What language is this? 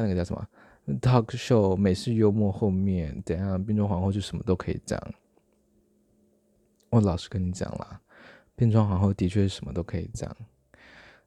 Chinese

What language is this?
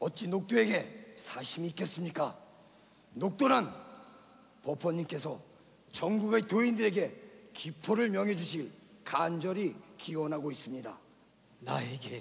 Korean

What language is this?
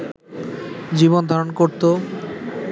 Bangla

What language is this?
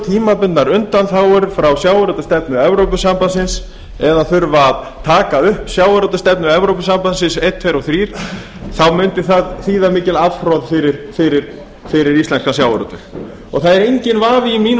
Icelandic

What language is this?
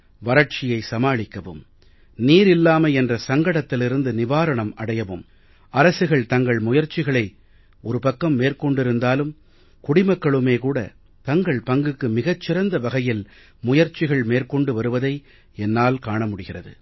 Tamil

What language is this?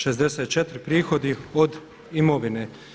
Croatian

